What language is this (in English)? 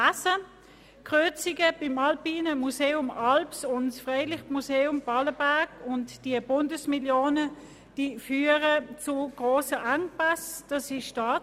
Swiss German